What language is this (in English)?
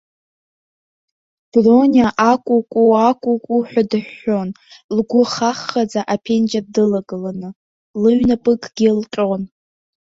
Abkhazian